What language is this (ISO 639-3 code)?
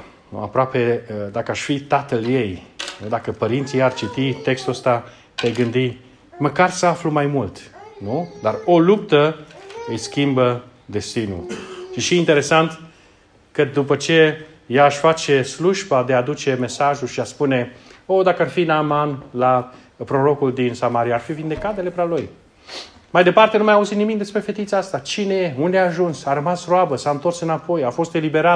ron